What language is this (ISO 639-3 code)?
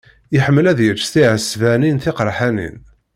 kab